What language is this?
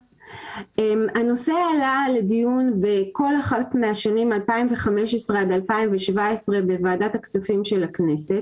Hebrew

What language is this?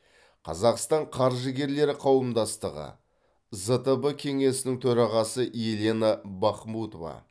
Kazakh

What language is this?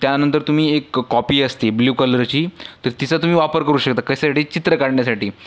Marathi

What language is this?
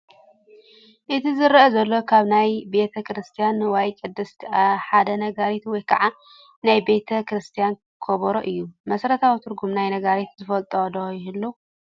Tigrinya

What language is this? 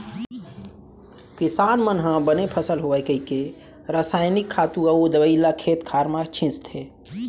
Chhattisgarhi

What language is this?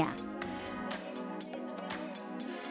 Indonesian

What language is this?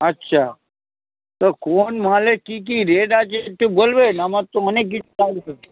Bangla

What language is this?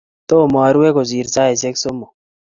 Kalenjin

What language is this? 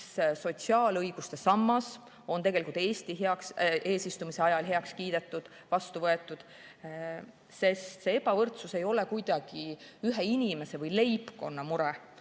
Estonian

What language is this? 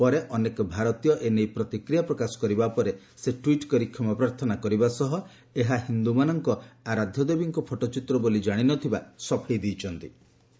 Odia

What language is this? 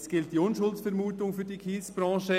Swiss German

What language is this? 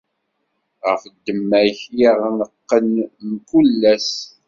Kabyle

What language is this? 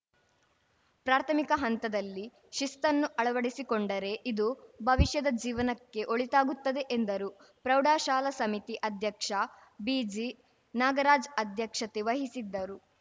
Kannada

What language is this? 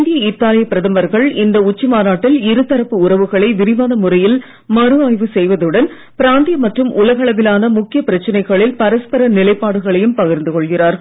Tamil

